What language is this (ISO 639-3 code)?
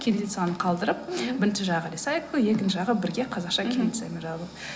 kaz